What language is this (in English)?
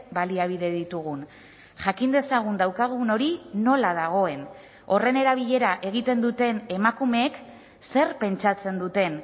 Basque